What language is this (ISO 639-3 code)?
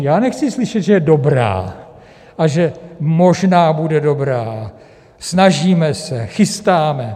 ces